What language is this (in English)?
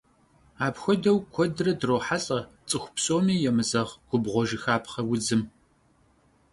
Kabardian